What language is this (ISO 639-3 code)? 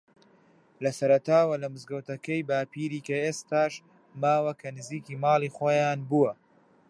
ckb